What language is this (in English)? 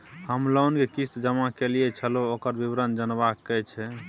Maithili